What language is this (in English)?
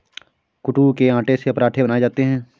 Hindi